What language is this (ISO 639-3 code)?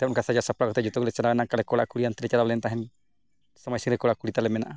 sat